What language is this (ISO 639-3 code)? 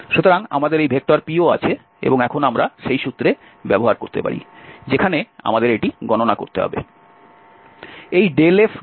ben